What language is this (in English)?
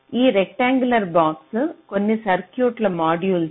Telugu